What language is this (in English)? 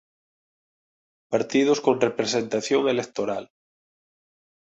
Galician